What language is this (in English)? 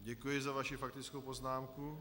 Czech